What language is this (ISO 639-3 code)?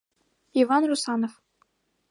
chm